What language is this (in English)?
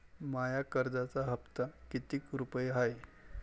Marathi